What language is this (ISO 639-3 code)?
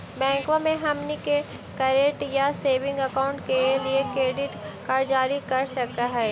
mag